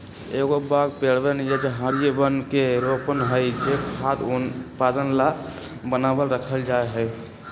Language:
Magahi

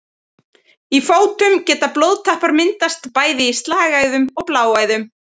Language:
Icelandic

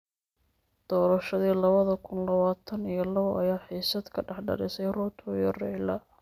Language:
Somali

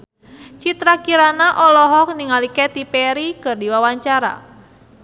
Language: Sundanese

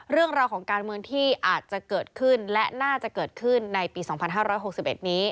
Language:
Thai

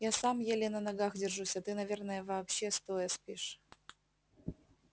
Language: Russian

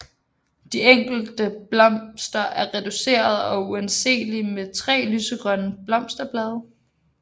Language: Danish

